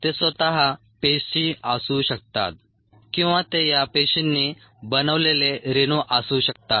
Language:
Marathi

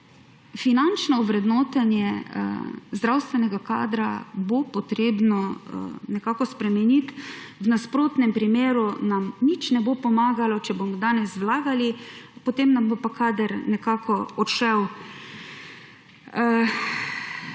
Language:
Slovenian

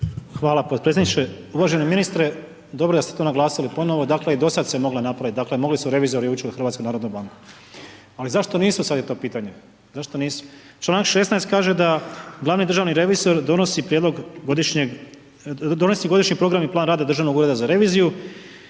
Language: Croatian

